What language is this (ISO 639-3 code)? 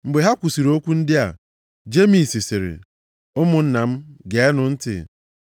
ibo